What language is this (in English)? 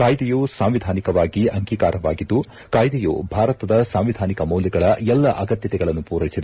Kannada